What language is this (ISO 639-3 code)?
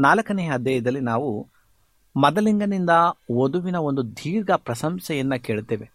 kan